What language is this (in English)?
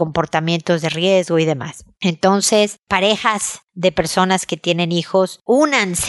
Spanish